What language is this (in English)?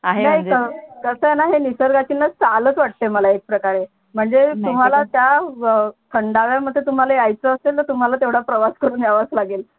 Marathi